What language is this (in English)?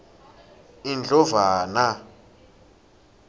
Swati